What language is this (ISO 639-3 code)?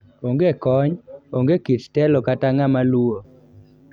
luo